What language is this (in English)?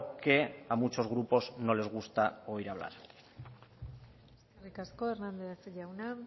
Spanish